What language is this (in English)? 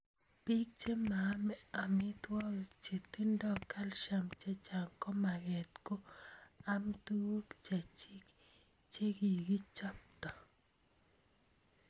Kalenjin